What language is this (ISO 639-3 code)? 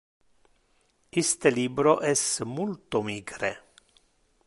ina